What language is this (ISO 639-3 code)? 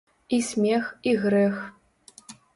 bel